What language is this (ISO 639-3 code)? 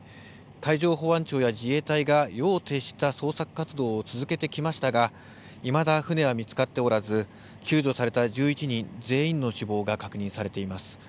jpn